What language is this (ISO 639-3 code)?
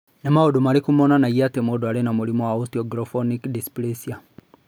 kik